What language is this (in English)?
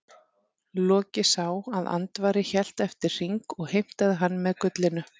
Icelandic